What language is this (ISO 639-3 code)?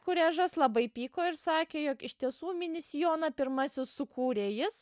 lit